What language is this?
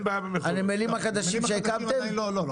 Hebrew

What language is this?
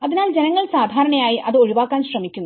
Malayalam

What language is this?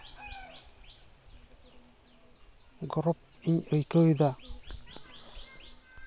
Santali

